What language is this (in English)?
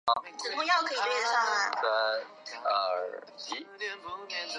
Chinese